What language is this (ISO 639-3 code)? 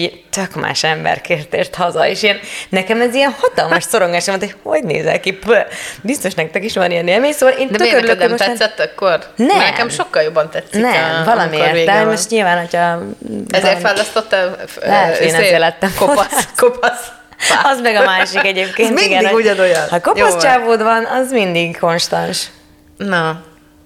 hun